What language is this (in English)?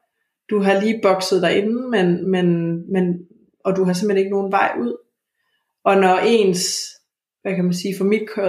Danish